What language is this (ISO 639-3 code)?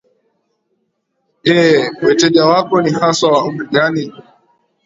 swa